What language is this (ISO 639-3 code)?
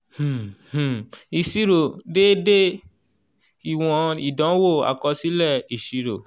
yor